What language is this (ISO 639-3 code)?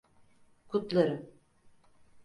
tur